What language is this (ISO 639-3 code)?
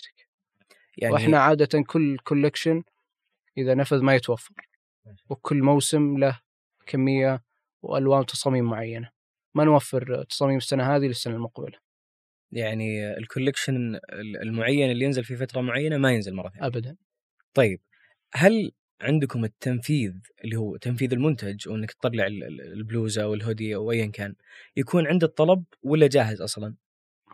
ara